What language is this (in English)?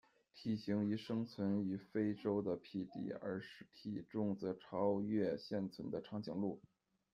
Chinese